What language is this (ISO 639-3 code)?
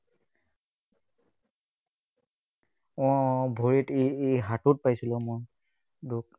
asm